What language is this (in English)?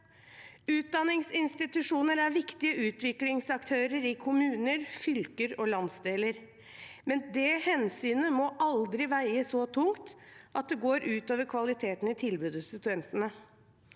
Norwegian